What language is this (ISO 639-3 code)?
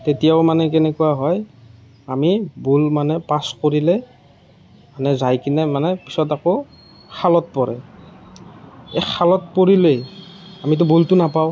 asm